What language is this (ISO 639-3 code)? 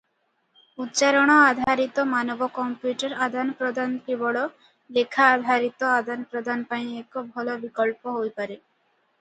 ori